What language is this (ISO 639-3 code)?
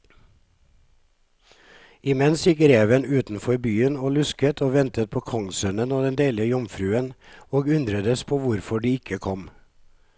nor